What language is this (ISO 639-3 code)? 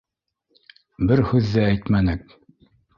bak